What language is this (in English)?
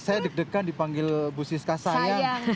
Indonesian